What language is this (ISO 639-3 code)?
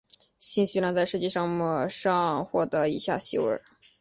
zho